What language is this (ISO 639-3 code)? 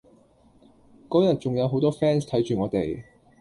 yue